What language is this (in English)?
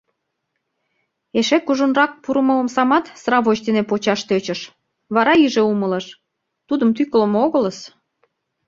Mari